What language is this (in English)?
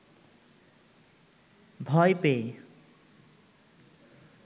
Bangla